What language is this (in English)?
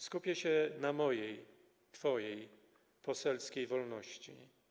Polish